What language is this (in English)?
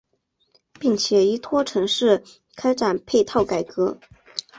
Chinese